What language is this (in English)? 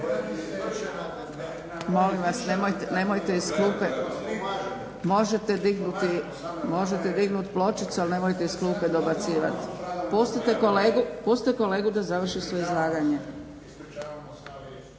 Croatian